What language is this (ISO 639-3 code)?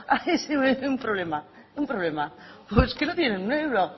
spa